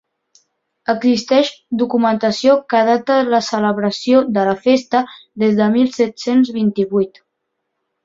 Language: Catalan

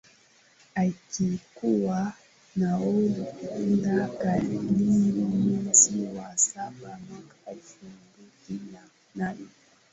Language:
Swahili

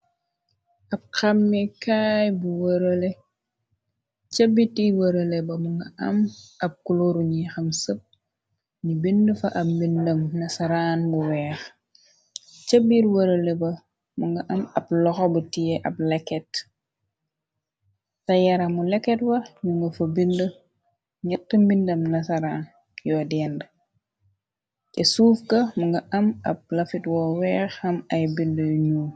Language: Wolof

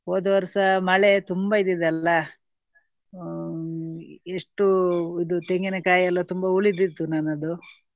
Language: Kannada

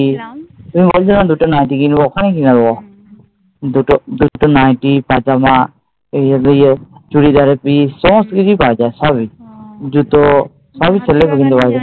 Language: Bangla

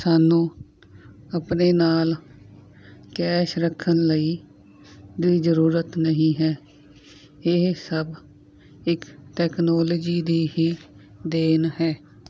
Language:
Punjabi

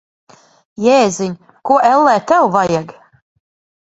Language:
Latvian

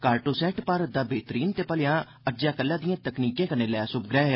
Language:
Dogri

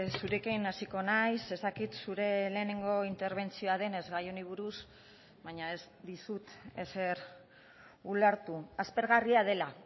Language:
Basque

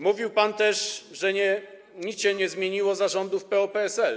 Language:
Polish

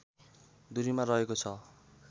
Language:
Nepali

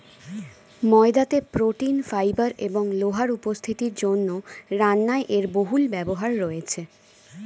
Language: Bangla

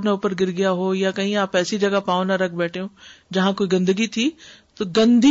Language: Urdu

